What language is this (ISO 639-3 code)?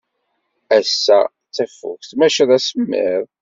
kab